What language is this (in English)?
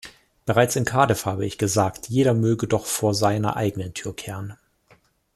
German